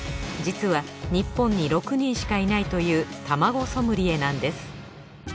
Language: Japanese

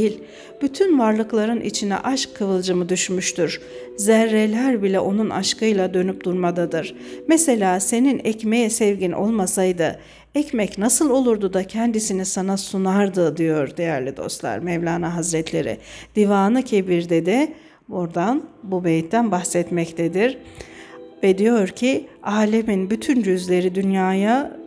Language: Turkish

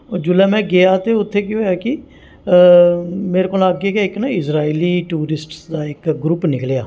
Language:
Dogri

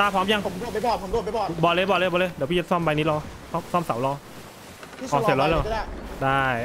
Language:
Thai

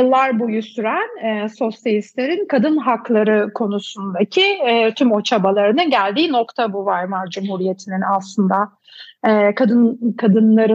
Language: Turkish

